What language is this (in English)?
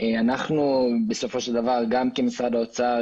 Hebrew